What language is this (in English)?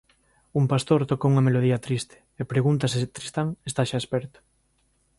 Galician